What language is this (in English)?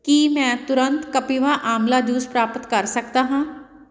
Punjabi